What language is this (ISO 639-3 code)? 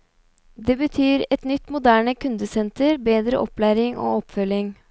nor